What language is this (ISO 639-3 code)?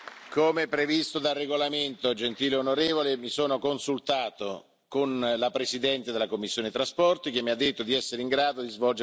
ita